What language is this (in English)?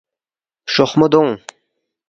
Balti